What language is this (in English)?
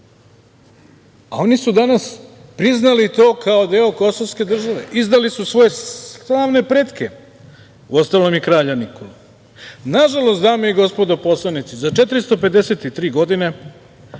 Serbian